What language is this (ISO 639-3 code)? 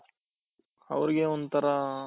kan